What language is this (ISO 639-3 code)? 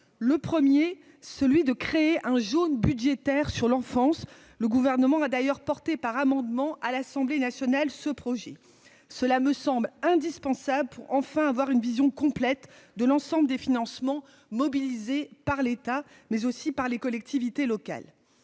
fra